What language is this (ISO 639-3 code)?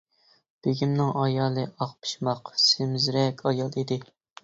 uig